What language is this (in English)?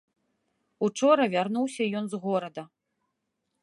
Belarusian